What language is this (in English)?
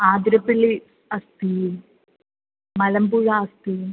Sanskrit